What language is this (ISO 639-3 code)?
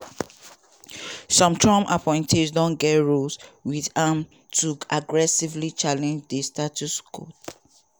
pcm